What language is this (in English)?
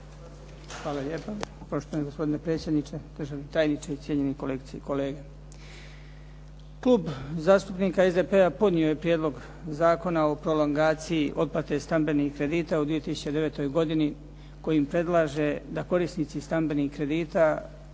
Croatian